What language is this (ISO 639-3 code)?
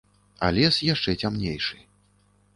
bel